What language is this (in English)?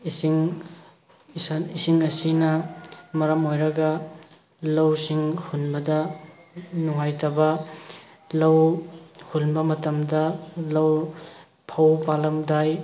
Manipuri